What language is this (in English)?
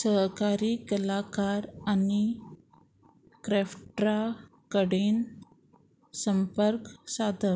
Konkani